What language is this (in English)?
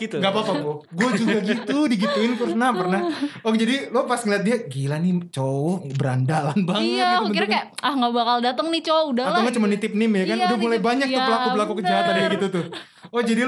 Indonesian